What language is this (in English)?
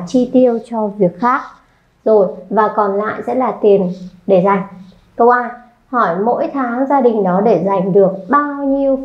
Vietnamese